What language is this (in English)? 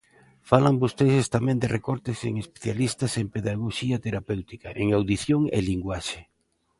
Galician